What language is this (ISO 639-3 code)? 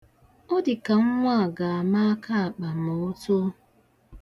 ibo